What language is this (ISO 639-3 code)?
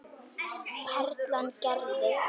isl